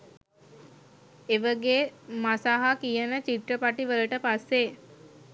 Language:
Sinhala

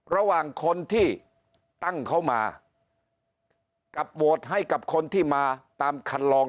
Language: Thai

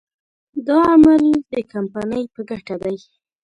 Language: Pashto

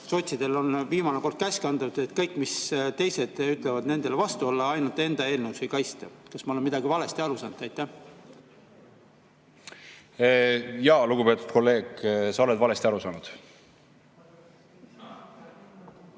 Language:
Estonian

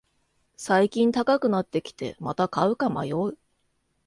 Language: Japanese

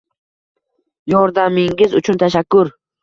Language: Uzbek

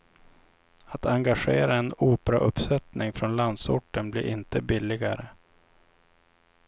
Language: Swedish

